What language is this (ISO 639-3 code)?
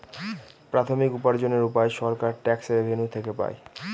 ben